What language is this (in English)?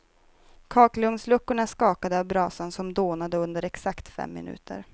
Swedish